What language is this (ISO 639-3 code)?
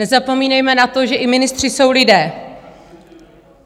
ces